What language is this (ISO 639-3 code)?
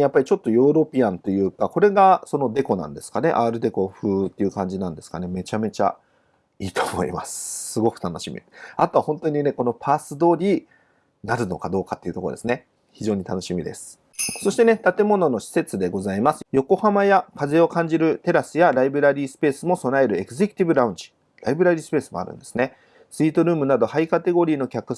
jpn